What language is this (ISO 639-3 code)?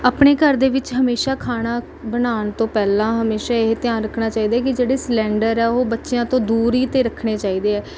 pan